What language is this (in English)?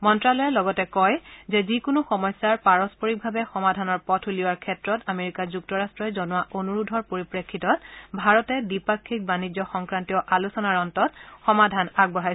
Assamese